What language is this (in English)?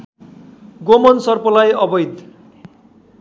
Nepali